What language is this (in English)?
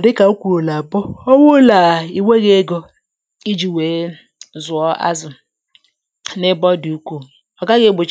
Igbo